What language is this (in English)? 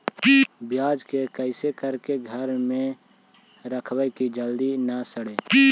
Magahi